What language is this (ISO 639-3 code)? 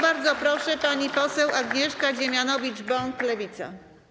pol